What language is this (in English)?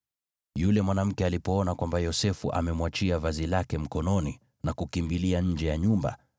Swahili